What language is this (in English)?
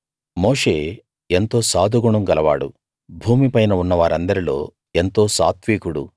Telugu